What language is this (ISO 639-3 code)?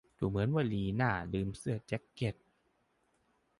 tha